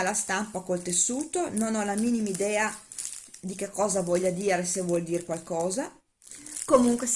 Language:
Italian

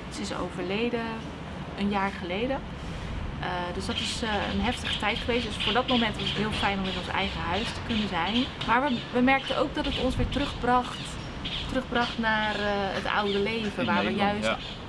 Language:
Dutch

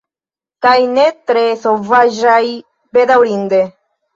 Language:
Esperanto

